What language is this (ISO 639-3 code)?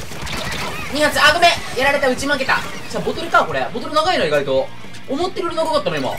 jpn